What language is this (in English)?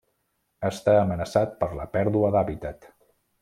Catalan